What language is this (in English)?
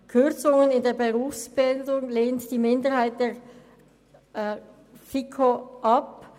Swiss German